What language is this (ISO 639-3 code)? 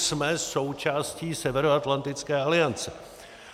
ces